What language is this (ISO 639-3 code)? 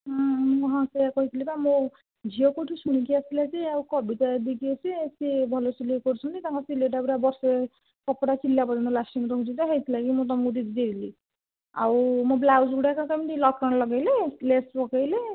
ori